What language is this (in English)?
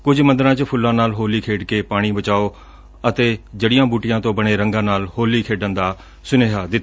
Punjabi